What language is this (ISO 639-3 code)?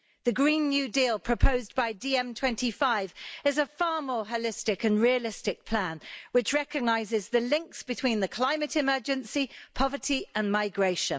eng